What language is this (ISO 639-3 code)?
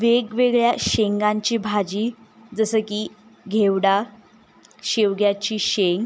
mar